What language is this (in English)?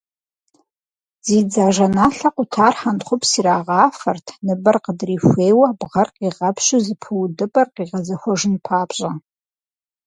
Kabardian